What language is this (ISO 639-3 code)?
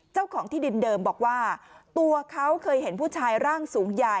tha